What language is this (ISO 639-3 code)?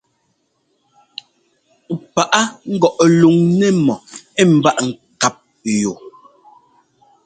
jgo